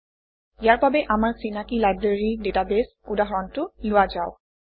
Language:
Assamese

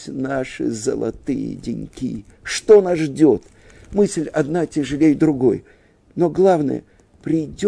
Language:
Russian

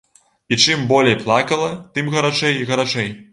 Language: Belarusian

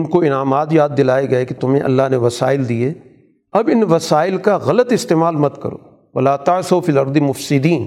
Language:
Urdu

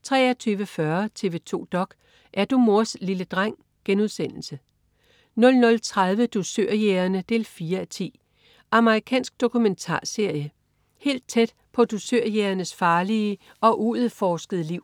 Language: Danish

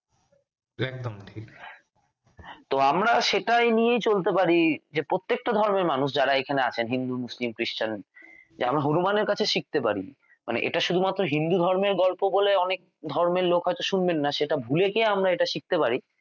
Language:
Bangla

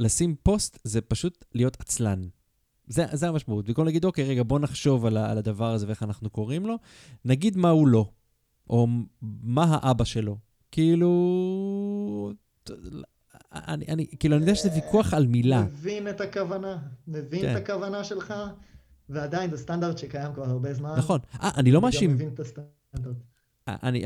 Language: Hebrew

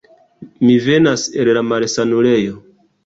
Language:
Esperanto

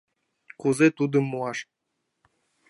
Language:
Mari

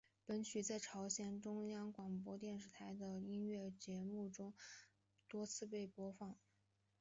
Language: Chinese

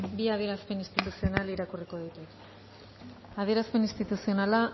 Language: Basque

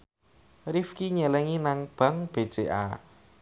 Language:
Javanese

